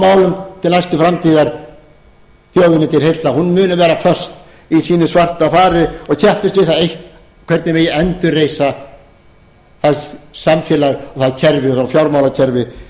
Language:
Icelandic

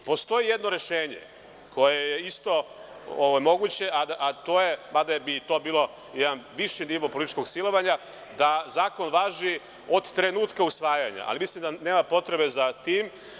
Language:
Serbian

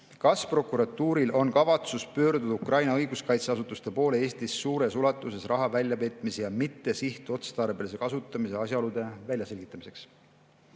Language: Estonian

